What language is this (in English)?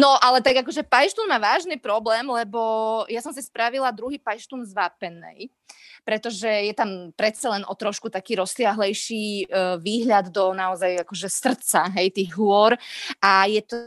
Slovak